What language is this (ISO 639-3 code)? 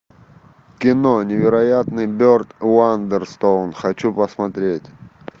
rus